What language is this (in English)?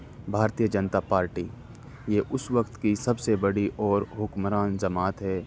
Urdu